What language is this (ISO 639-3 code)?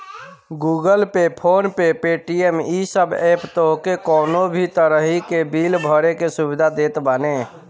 bho